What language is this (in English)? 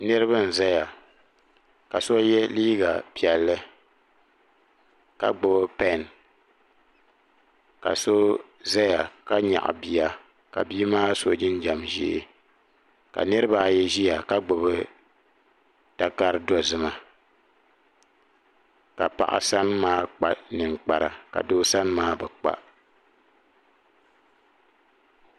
Dagbani